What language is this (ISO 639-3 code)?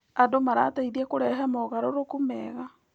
kik